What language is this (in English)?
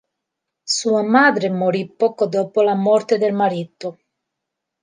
Italian